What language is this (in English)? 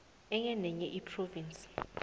South Ndebele